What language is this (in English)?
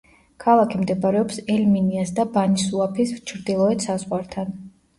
Georgian